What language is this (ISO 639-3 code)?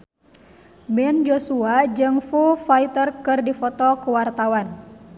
sun